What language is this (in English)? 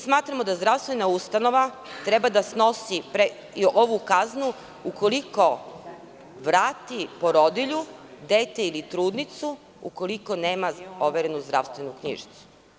Serbian